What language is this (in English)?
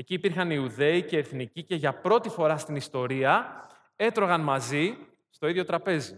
Greek